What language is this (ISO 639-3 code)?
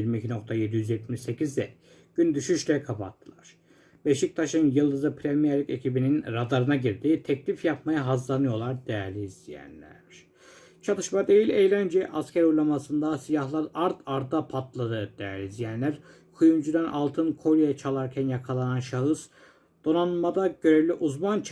tur